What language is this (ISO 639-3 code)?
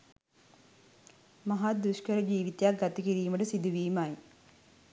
sin